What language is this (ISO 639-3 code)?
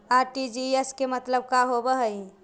mag